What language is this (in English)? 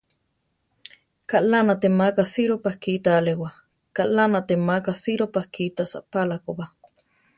Central Tarahumara